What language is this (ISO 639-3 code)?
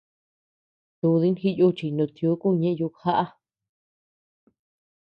cux